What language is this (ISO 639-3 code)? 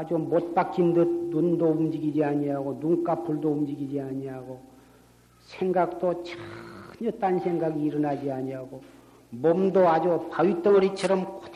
kor